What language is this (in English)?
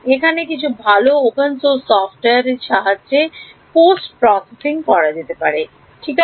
Bangla